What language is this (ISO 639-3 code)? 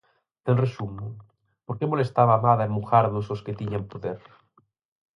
glg